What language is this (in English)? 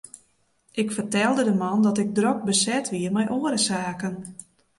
Western Frisian